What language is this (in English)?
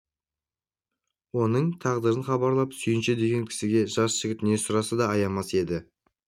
Kazakh